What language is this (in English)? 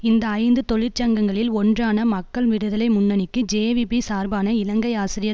Tamil